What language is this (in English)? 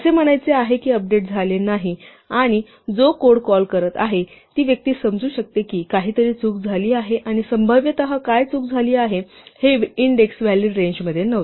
Marathi